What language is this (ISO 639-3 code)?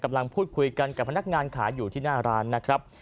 tha